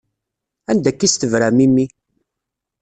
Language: Kabyle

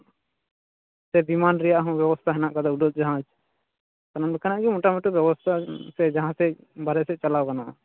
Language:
Santali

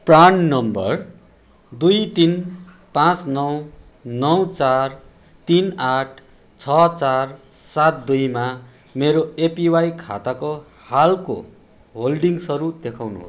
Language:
Nepali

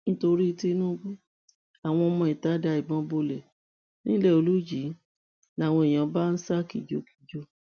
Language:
Yoruba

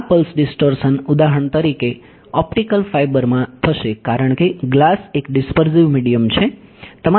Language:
Gujarati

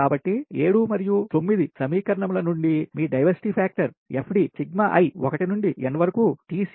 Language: Telugu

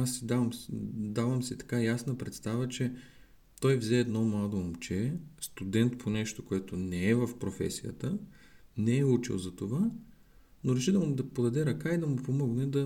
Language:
Bulgarian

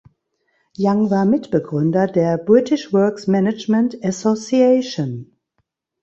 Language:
German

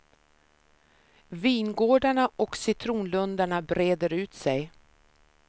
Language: Swedish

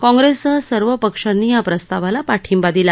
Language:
Marathi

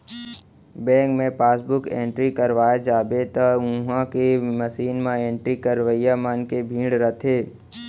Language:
Chhattisgarhi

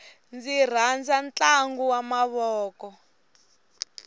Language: Tsonga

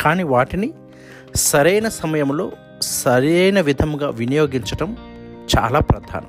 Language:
Telugu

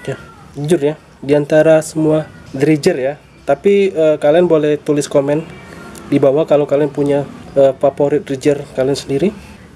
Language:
Indonesian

